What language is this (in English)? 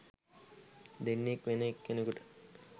Sinhala